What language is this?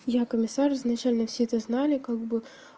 Russian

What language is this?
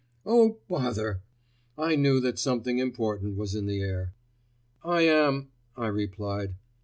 English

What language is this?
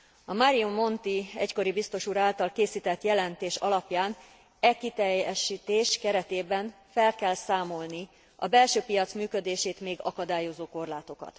Hungarian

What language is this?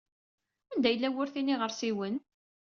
Kabyle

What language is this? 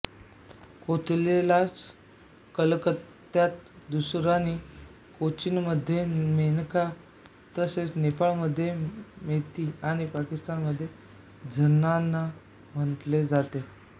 Marathi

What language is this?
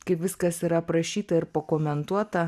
Lithuanian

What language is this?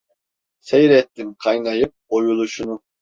Turkish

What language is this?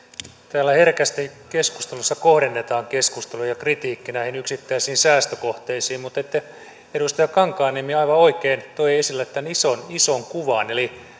Finnish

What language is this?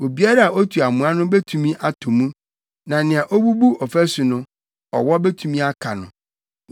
Akan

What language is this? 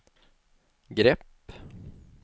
Swedish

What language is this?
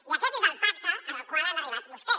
Catalan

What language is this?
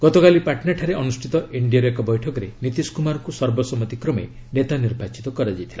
Odia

